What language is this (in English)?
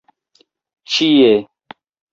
Esperanto